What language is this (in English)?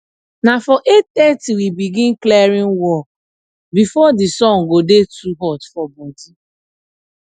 Nigerian Pidgin